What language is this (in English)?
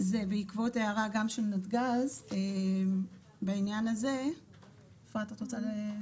Hebrew